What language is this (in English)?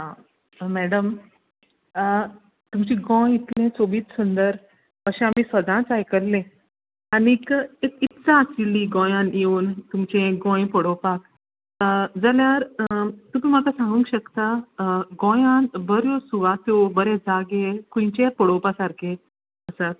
Konkani